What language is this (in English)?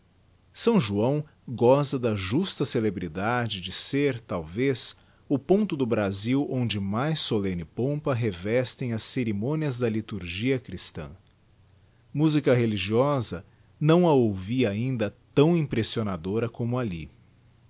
Portuguese